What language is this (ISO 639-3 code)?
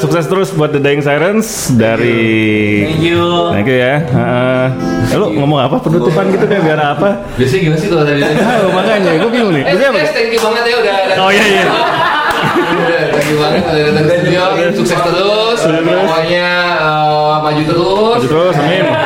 ind